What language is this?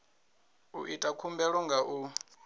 Venda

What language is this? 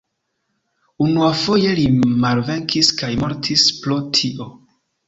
Esperanto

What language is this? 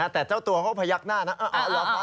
Thai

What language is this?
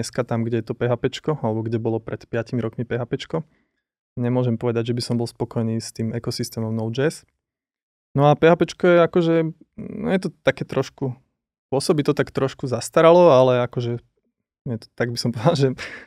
Slovak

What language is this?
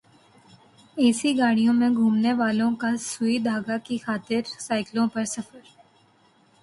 Urdu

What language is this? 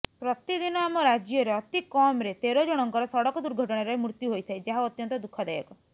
Odia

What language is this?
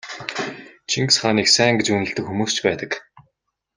Mongolian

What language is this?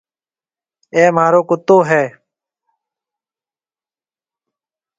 Marwari (Pakistan)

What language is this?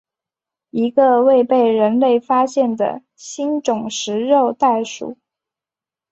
Chinese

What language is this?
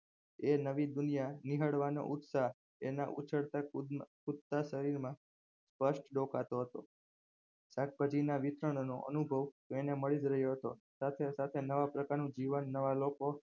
Gujarati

